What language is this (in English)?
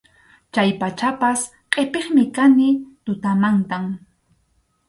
Arequipa-La Unión Quechua